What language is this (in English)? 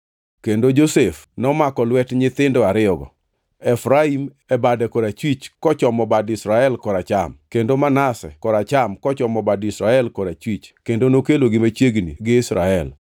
Luo (Kenya and Tanzania)